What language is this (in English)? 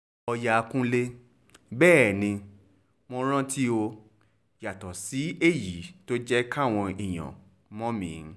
Yoruba